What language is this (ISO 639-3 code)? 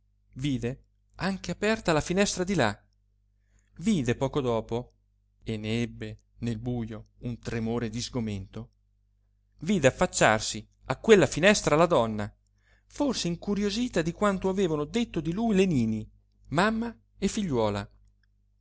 ita